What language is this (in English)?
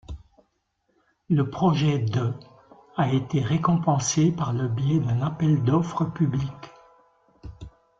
French